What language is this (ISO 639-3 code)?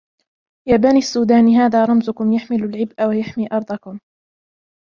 ara